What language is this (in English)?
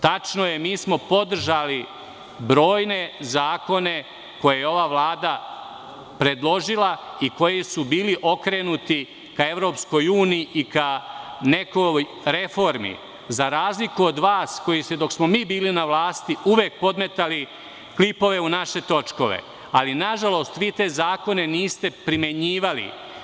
Serbian